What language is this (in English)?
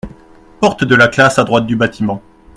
French